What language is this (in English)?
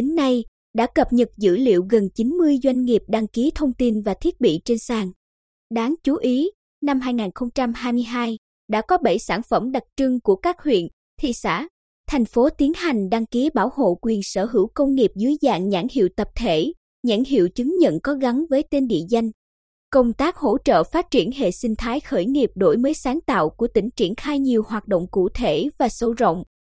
Vietnamese